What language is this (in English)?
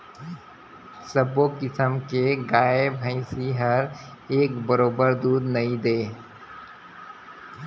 Chhattisgarhi